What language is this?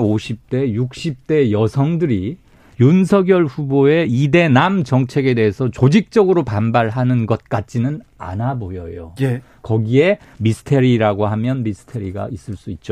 Korean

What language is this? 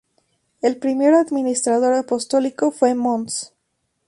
Spanish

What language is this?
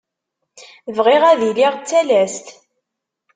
Kabyle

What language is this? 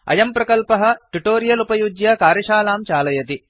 Sanskrit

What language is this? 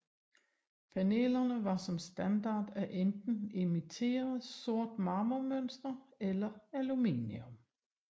Danish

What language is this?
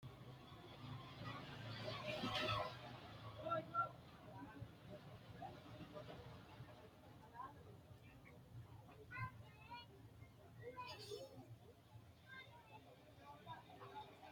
Sidamo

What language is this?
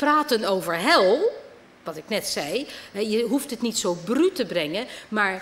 Dutch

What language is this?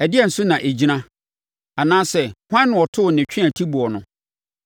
Akan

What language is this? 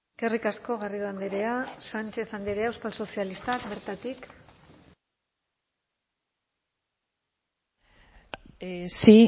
Basque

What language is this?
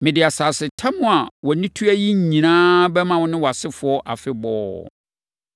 Akan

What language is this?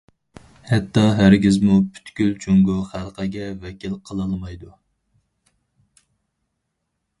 Uyghur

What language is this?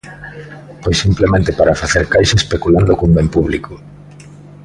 Galician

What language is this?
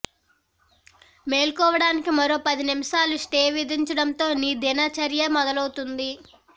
Telugu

